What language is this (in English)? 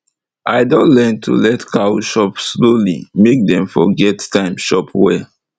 Nigerian Pidgin